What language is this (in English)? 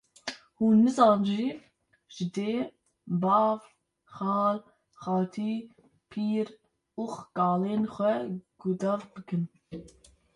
Kurdish